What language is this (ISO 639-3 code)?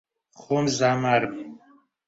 ckb